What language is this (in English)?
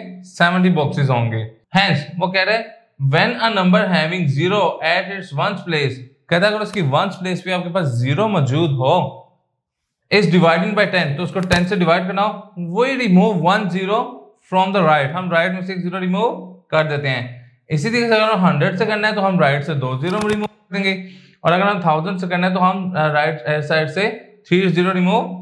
Hindi